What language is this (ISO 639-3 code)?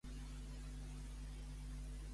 cat